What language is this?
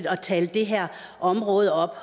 Danish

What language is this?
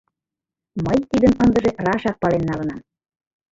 Mari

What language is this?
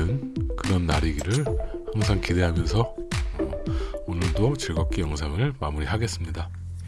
Korean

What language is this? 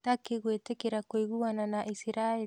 Kikuyu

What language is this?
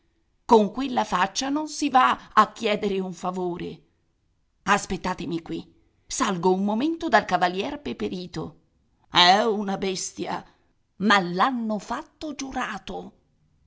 Italian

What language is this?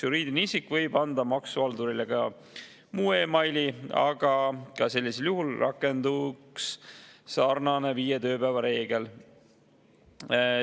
Estonian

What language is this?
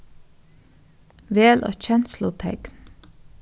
Faroese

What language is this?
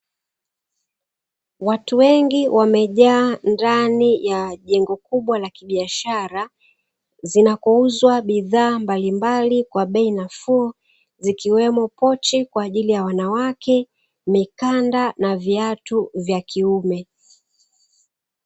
Swahili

